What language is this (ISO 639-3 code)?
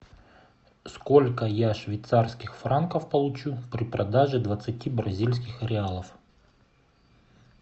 rus